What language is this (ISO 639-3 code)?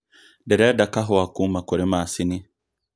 kik